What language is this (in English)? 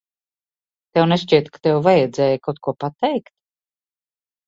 Latvian